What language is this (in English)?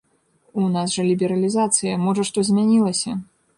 Belarusian